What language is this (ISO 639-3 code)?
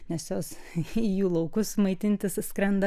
lit